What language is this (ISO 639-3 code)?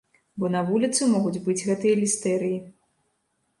bel